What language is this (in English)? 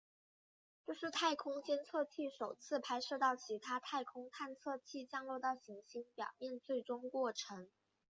Chinese